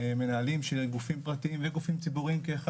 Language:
Hebrew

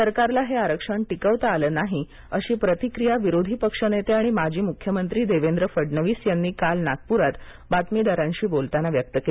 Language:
Marathi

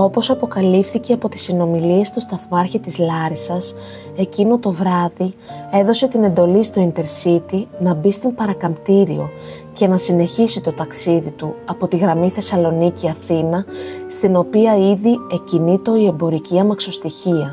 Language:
Greek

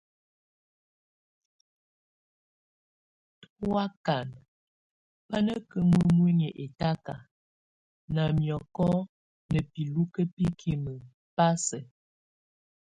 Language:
Tunen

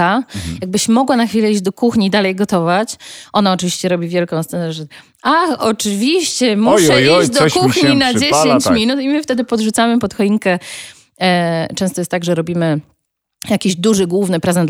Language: Polish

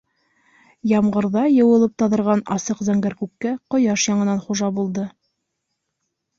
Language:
Bashkir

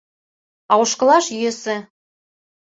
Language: Mari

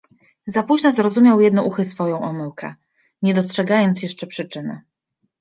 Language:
Polish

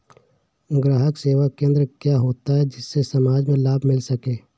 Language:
Hindi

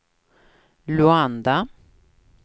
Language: Swedish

